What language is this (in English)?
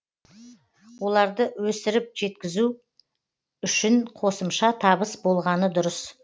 Kazakh